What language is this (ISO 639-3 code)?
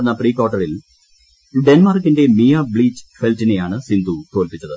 mal